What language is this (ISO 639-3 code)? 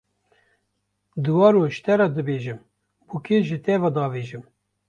kur